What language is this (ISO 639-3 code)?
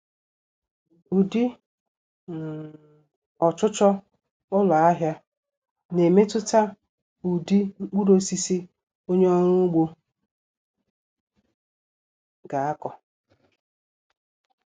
ibo